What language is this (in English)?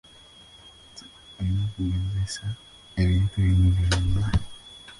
Ganda